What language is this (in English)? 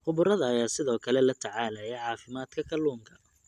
Somali